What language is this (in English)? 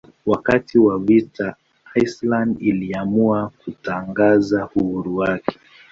Swahili